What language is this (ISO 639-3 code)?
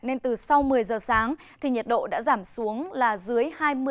vie